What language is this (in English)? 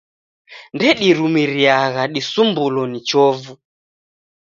Taita